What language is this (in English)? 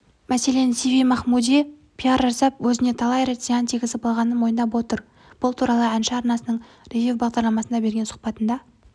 Kazakh